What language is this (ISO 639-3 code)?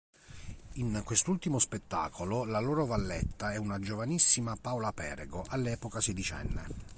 ita